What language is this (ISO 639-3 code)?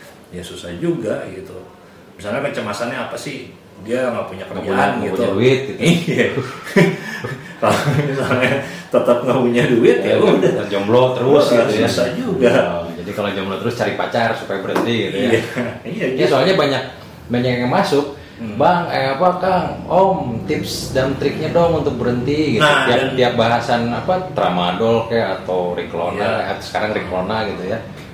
ind